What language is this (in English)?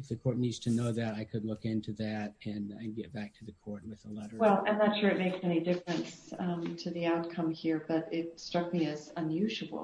English